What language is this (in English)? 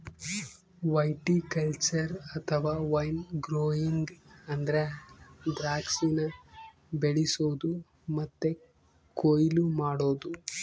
Kannada